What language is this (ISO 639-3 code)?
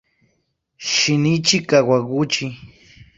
spa